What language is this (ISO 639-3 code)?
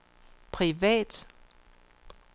dan